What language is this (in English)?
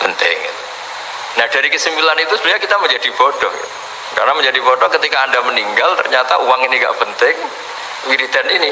Indonesian